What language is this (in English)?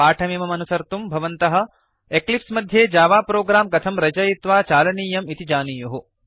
Sanskrit